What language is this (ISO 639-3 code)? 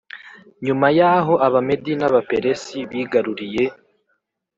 kin